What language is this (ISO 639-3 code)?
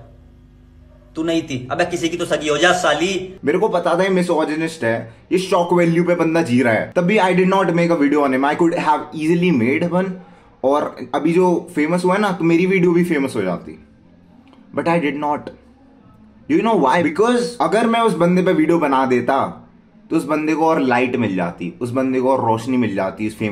hin